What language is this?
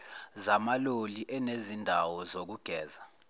Zulu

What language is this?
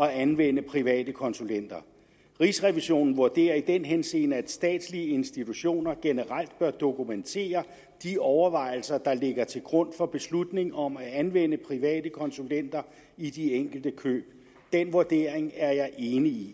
Danish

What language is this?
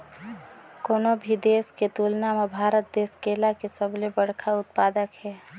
Chhattisgarhi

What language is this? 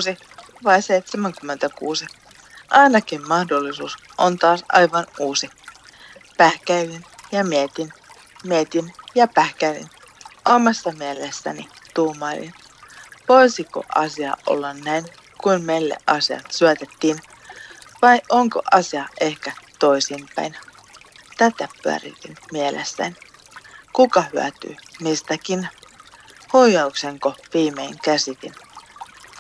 Finnish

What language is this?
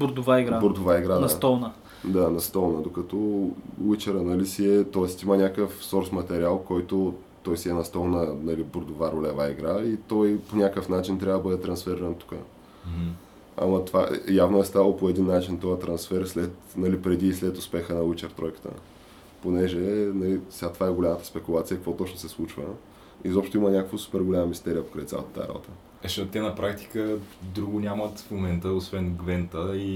Bulgarian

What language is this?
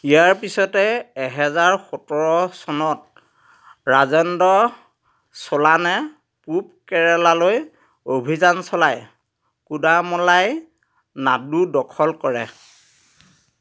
Assamese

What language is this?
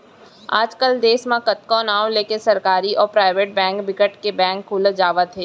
Chhattisgarhi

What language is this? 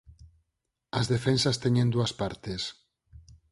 Galician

